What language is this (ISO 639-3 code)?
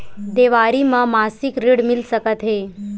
hne